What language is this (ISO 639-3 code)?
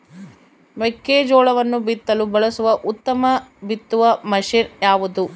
kan